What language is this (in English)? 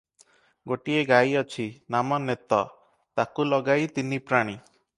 Odia